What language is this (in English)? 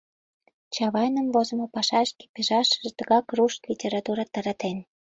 Mari